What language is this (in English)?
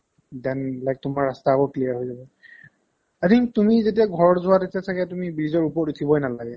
Assamese